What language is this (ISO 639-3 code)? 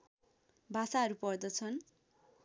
nep